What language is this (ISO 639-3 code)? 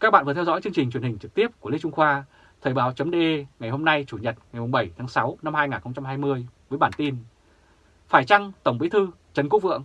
vie